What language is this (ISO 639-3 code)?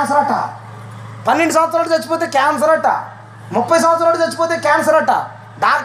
tel